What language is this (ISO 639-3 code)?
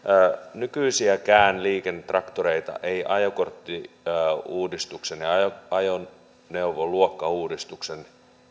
fin